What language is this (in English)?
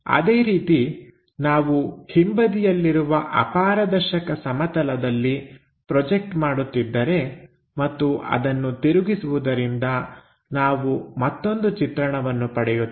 Kannada